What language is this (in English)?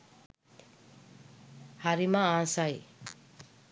Sinhala